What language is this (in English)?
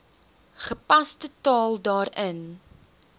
Afrikaans